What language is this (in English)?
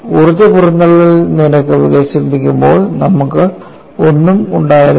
Malayalam